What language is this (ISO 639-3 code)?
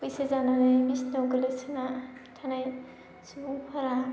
brx